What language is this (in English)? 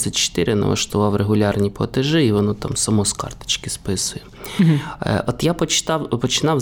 Ukrainian